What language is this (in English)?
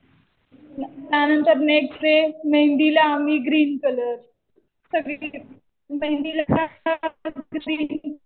Marathi